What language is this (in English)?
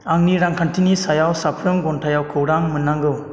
Bodo